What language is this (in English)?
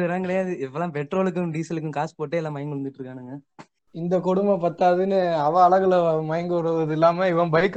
Tamil